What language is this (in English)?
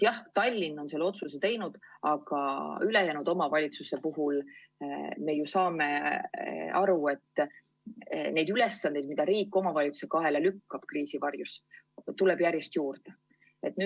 Estonian